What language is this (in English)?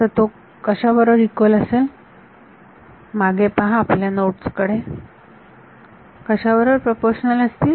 Marathi